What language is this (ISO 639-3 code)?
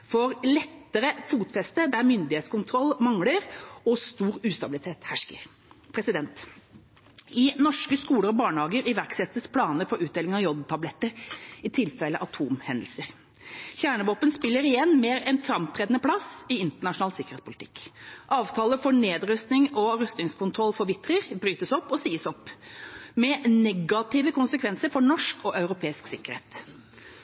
nob